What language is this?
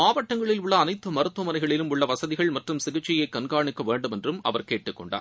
Tamil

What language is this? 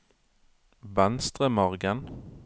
Norwegian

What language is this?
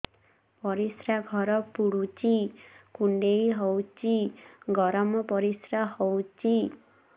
Odia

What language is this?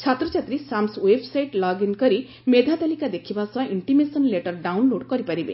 Odia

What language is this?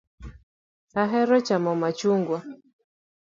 Luo (Kenya and Tanzania)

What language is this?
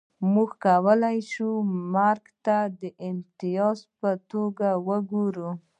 Pashto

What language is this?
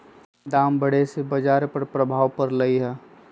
Magahi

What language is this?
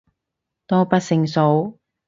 Cantonese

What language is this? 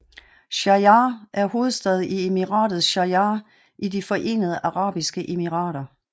Danish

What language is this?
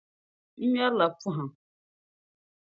Dagbani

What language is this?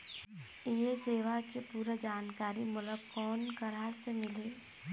Chhattisgarhi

